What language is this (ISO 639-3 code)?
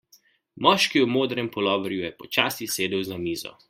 slv